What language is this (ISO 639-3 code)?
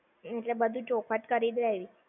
guj